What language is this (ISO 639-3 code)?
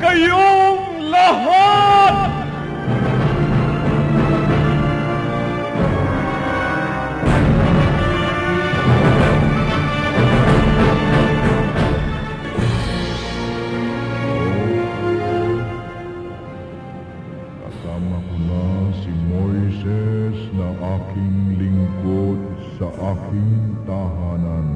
fil